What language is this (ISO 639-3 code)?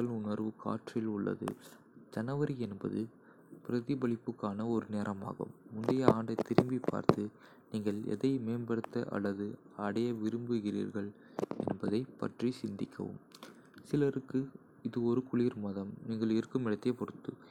kfe